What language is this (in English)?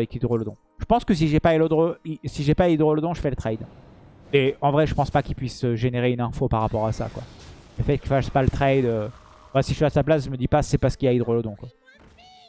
French